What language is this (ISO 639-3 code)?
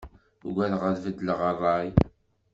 kab